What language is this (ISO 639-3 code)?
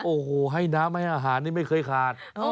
tha